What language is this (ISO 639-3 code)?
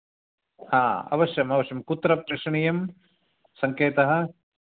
san